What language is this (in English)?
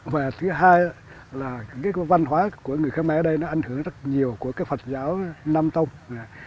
Vietnamese